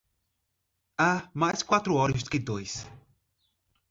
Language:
Portuguese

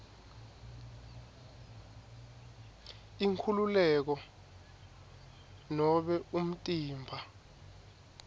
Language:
Swati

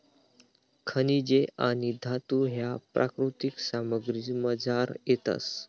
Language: Marathi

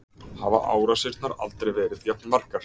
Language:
Icelandic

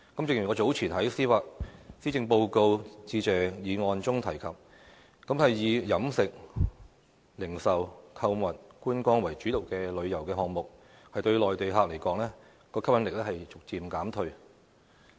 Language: Cantonese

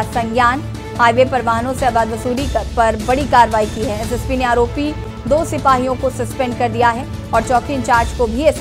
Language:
Hindi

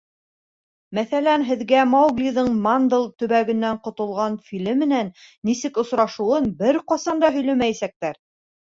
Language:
Bashkir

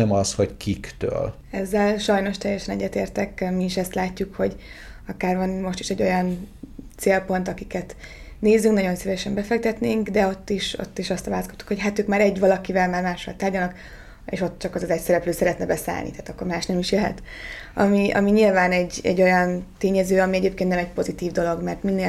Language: Hungarian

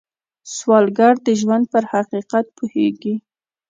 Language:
Pashto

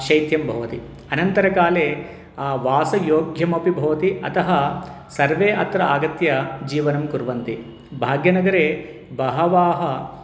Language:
Sanskrit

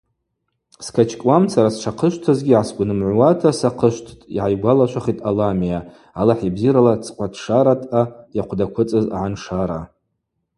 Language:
Abaza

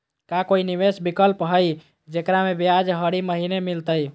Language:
Magahi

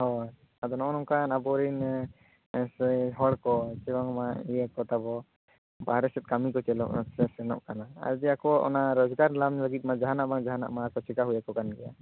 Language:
Santali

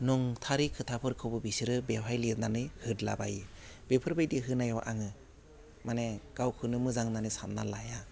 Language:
Bodo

